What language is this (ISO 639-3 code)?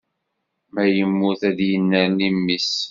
kab